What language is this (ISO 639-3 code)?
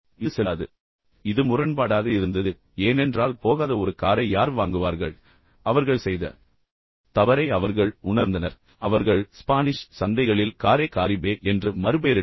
tam